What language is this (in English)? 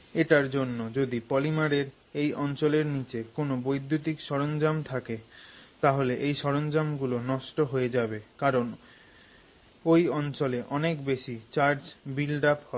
Bangla